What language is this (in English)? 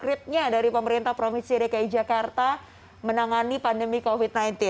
Indonesian